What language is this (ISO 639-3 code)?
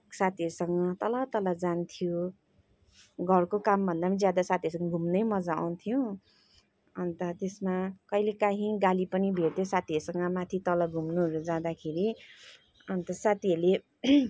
nep